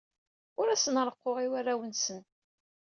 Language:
Kabyle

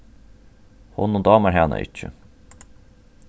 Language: Faroese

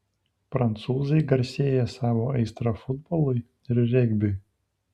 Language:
Lithuanian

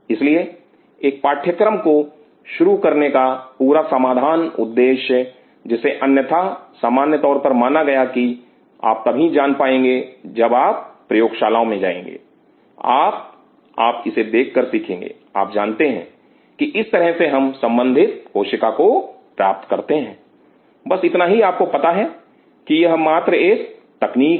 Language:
Hindi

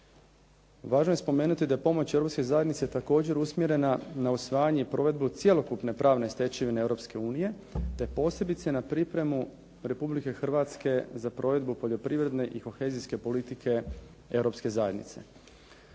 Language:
Croatian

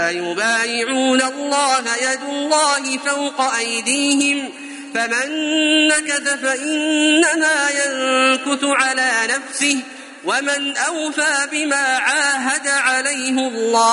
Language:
Arabic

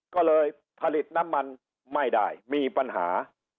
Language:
Thai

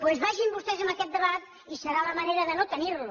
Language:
Catalan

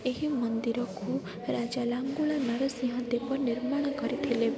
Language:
Odia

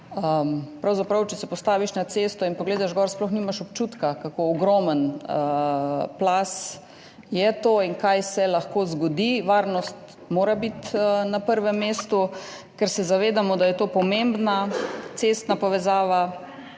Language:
Slovenian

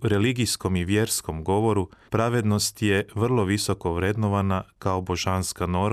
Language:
Croatian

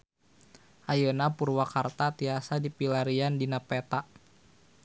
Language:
Sundanese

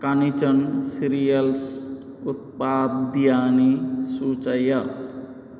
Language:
Sanskrit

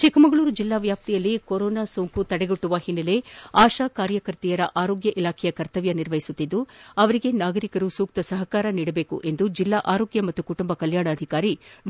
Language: Kannada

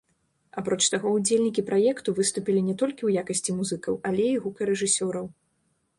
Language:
Belarusian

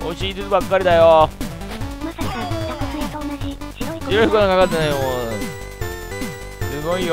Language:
Japanese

